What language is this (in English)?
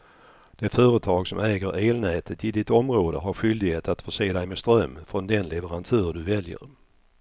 Swedish